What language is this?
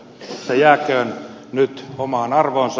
Finnish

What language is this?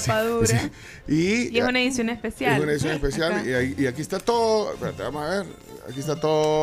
Spanish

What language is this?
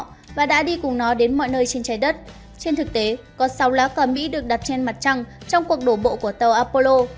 Vietnamese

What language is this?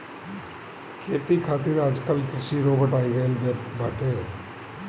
Bhojpuri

